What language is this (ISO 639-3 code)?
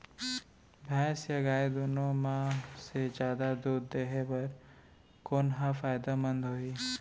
hne